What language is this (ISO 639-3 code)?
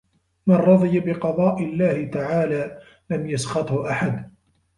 ara